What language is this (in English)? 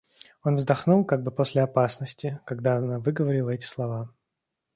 Russian